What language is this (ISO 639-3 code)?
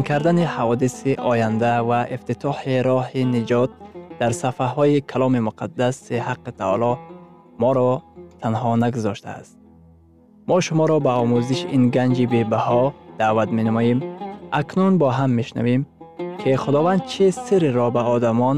fas